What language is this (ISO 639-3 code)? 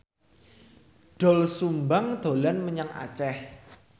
jav